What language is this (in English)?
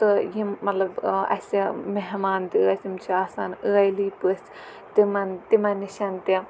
Kashmiri